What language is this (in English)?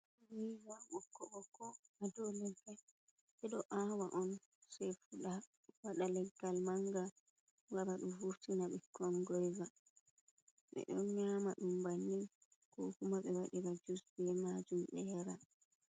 Fula